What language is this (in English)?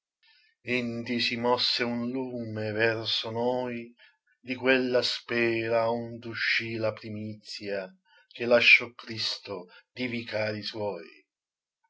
Italian